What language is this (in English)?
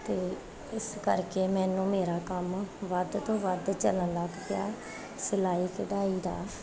Punjabi